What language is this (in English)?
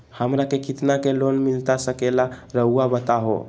Magahi